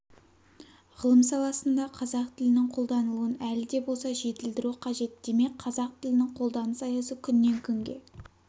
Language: Kazakh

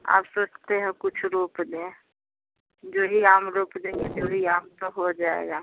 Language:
Hindi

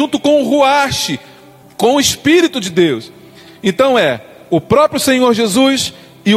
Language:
Portuguese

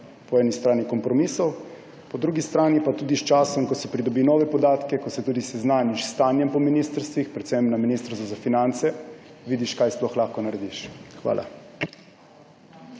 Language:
Slovenian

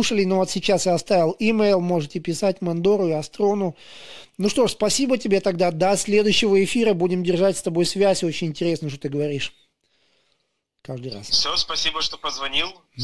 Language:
Russian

